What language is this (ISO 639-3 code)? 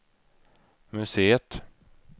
swe